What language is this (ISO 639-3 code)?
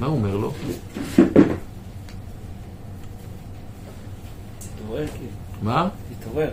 heb